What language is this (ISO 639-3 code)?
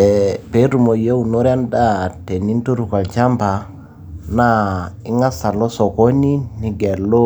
mas